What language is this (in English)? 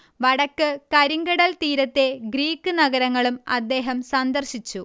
Malayalam